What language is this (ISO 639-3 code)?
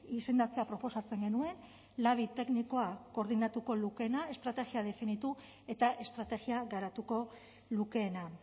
eus